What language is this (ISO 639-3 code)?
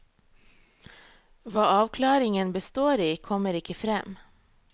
nor